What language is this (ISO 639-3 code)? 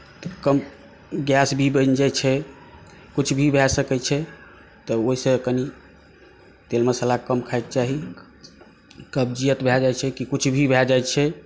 mai